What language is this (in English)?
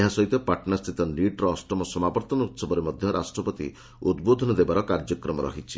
Odia